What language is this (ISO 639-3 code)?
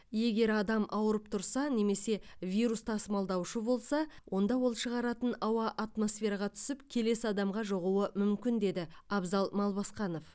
kaz